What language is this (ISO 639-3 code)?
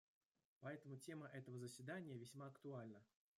rus